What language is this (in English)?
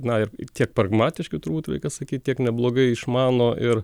Lithuanian